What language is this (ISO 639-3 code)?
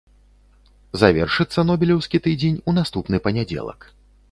bel